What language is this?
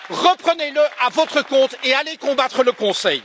French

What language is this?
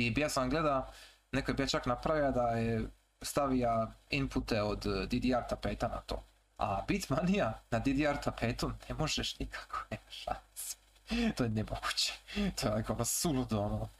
Croatian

